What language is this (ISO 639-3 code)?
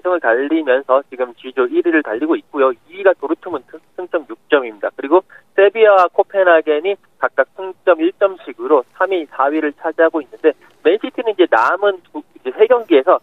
kor